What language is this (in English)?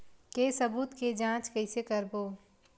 Chhattisgarhi